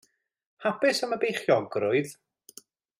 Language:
Welsh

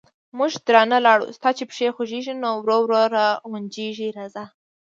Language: Pashto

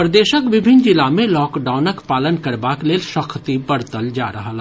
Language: Maithili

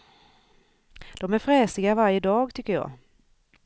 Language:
Swedish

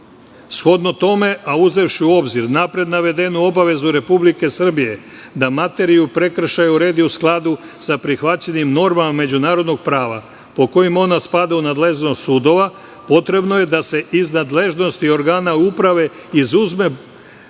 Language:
Serbian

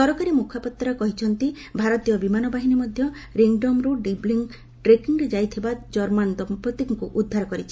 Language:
Odia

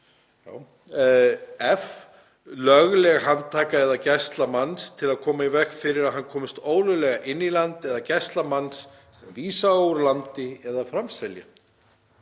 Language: Icelandic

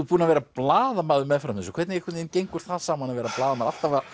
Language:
Icelandic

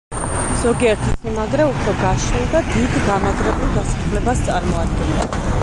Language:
Georgian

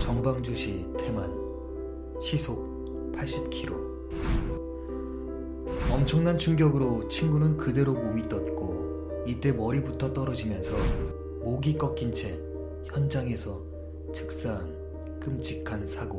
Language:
Korean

